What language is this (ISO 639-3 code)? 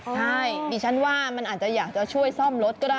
tha